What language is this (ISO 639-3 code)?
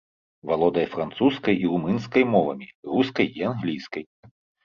bel